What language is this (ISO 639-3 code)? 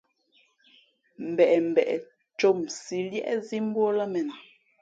fmp